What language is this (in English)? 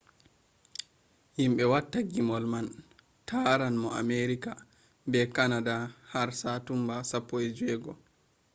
Fula